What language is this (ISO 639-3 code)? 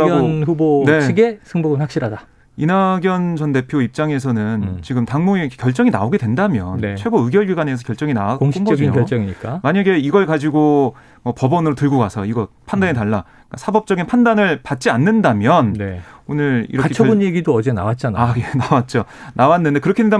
kor